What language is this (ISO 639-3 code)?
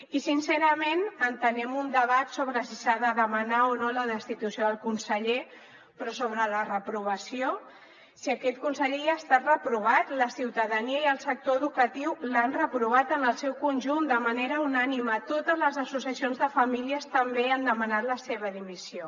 cat